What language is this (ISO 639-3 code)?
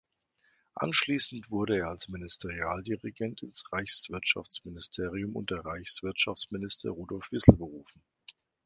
deu